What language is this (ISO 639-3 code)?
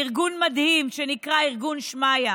heb